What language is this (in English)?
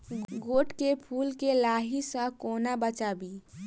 Maithili